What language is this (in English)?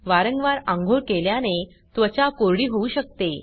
Marathi